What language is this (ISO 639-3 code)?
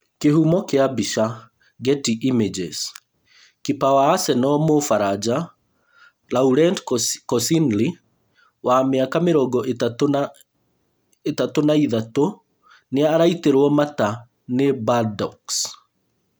kik